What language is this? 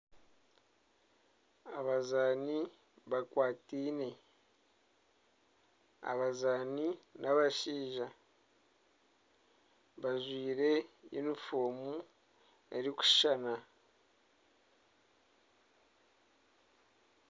Nyankole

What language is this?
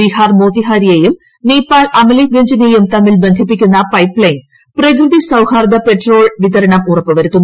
Malayalam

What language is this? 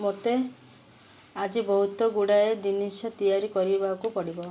Odia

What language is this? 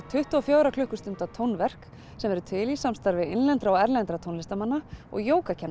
Icelandic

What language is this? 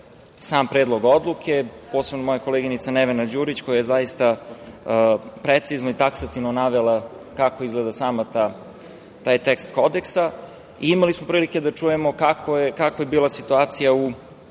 Serbian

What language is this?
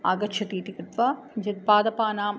Sanskrit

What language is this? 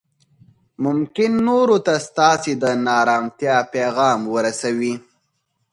Pashto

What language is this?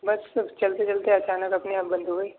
Urdu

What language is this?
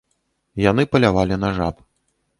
Belarusian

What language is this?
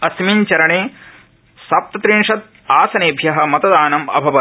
Sanskrit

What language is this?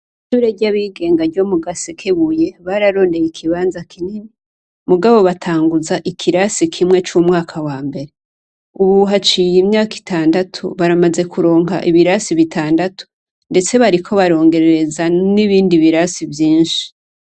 Rundi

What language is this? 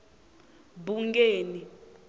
Tsonga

